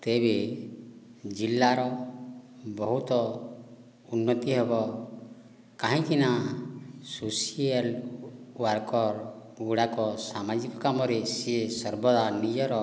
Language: Odia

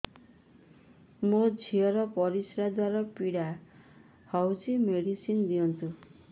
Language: Odia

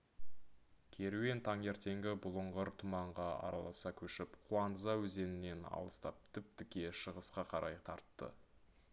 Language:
Kazakh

